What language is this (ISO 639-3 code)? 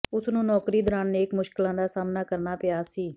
pan